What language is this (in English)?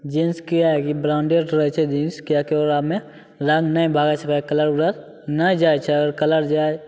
Maithili